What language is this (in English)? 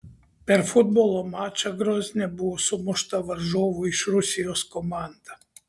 Lithuanian